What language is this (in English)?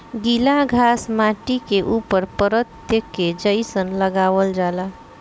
Bhojpuri